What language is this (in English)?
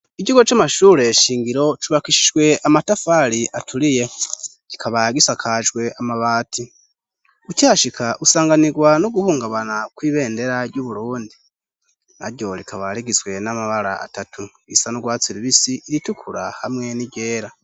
Rundi